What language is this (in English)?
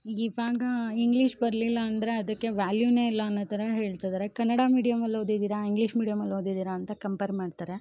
Kannada